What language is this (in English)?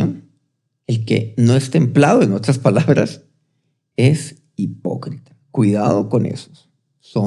Spanish